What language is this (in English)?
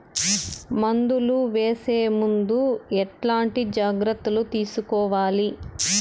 Telugu